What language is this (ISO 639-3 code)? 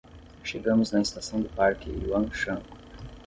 por